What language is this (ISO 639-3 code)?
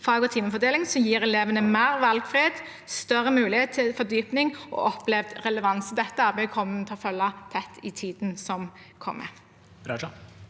nor